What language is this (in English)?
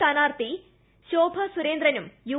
Malayalam